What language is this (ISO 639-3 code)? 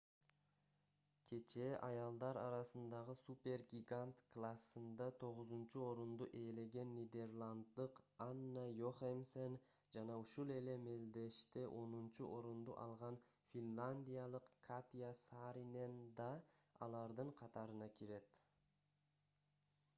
kir